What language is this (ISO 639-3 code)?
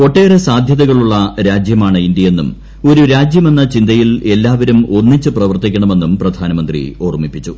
mal